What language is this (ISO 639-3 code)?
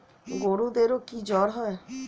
ben